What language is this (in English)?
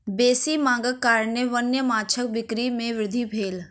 Maithili